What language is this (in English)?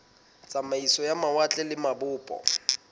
Southern Sotho